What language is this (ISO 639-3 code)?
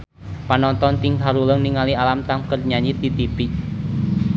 sun